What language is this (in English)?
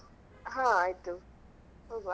Kannada